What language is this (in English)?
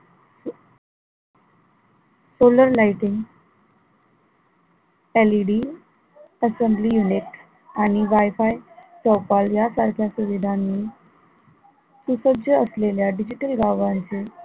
Marathi